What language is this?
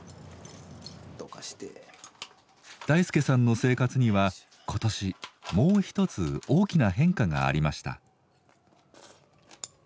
Japanese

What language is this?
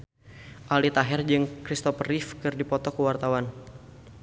Sundanese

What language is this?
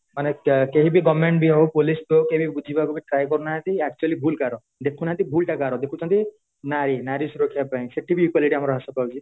Odia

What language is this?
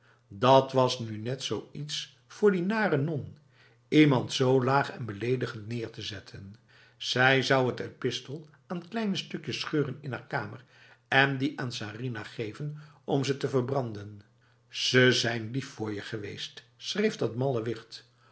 Dutch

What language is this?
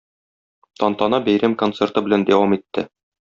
Tatar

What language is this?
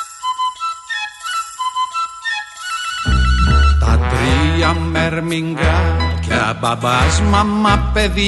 Greek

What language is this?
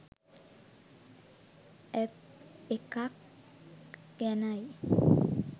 Sinhala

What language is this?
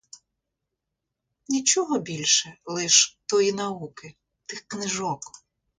Ukrainian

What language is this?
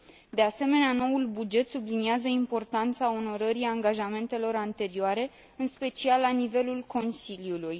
Romanian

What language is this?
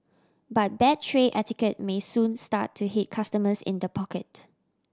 English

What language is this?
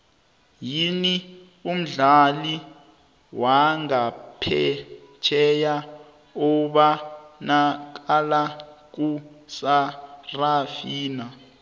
South Ndebele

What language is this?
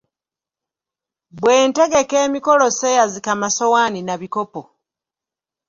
Ganda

